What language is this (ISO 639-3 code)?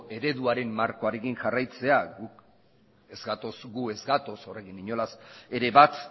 eus